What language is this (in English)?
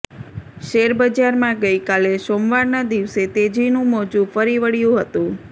Gujarati